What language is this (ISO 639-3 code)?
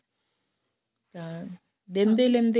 pan